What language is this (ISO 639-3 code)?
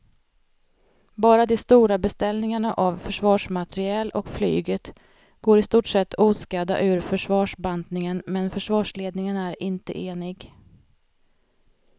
swe